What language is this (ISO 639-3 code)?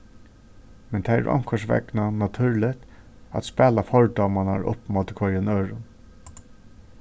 fao